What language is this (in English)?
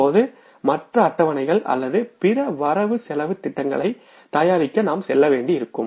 Tamil